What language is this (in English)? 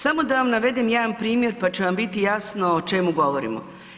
Croatian